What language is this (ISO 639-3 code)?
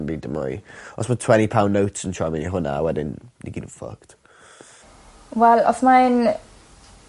cym